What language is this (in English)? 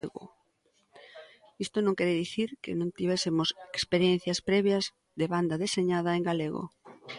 Galician